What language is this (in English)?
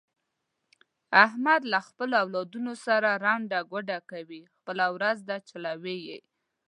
Pashto